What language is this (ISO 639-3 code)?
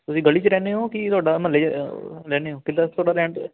pan